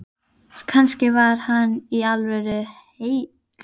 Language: Icelandic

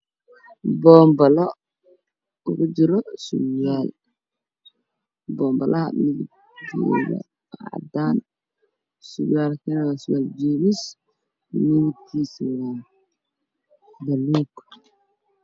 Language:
Somali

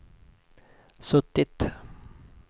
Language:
Swedish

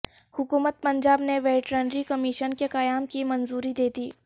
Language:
Urdu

